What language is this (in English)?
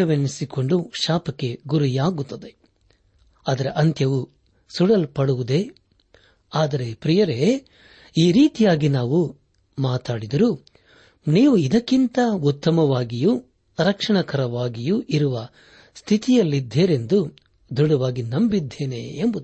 Kannada